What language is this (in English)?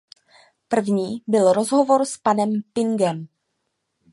Czech